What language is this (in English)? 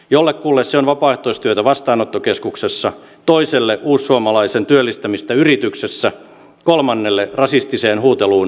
Finnish